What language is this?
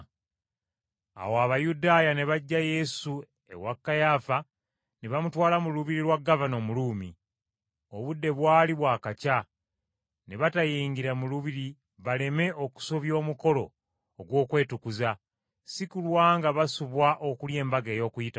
Ganda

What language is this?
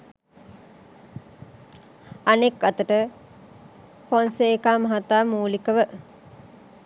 Sinhala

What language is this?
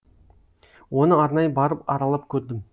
Kazakh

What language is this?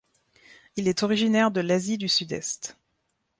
French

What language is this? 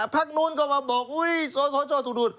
Thai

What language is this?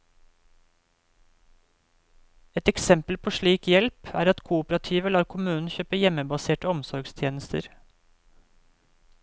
Norwegian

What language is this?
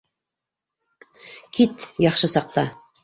Bashkir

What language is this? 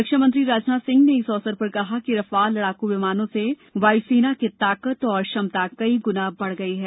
Hindi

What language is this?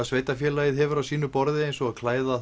Icelandic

